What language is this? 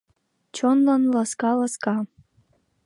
Mari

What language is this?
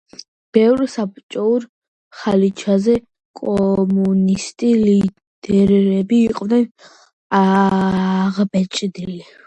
Georgian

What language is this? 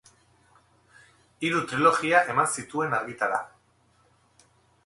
Basque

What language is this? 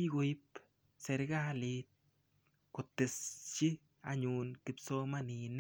Kalenjin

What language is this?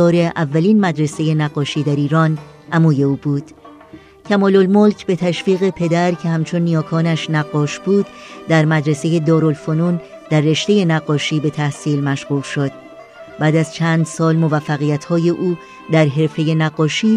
Persian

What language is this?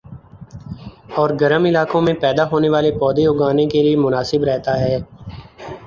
Urdu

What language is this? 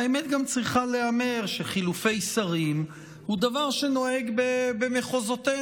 Hebrew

